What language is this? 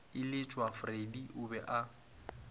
Northern Sotho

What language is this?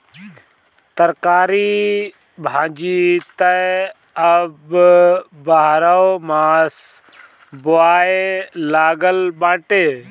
Bhojpuri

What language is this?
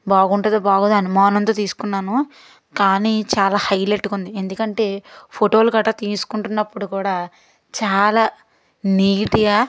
Telugu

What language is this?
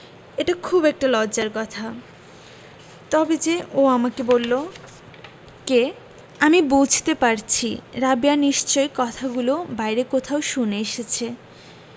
Bangla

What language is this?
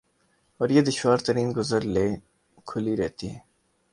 Urdu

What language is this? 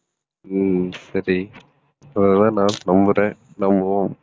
Tamil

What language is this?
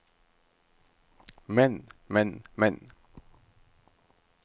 Norwegian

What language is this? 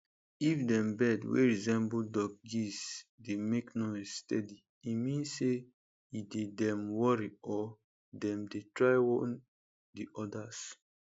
Nigerian Pidgin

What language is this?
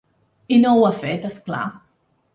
Catalan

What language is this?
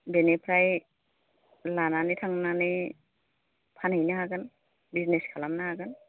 Bodo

